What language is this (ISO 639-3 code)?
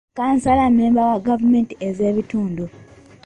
lug